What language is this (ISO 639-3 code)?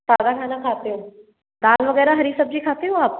hin